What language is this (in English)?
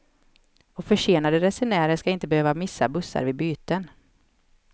Swedish